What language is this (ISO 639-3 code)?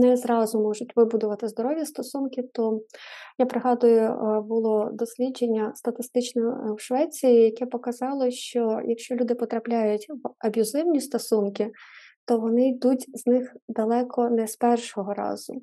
ukr